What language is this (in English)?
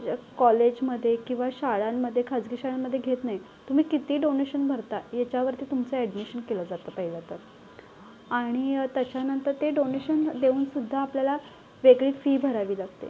Marathi